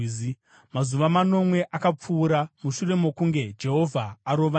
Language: Shona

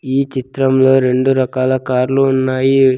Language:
Telugu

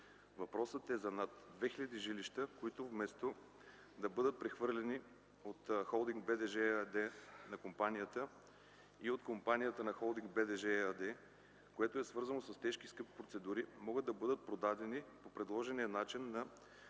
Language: Bulgarian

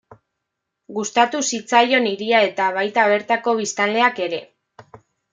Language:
Basque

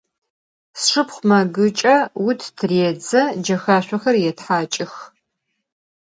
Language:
Adyghe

